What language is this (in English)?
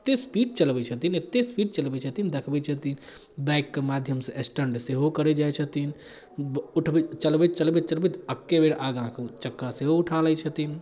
Maithili